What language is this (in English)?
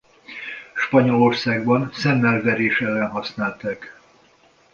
Hungarian